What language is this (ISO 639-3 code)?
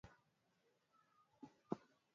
swa